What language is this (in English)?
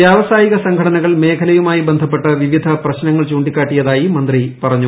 Malayalam